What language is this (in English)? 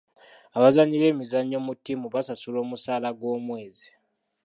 Ganda